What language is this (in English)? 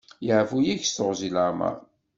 Kabyle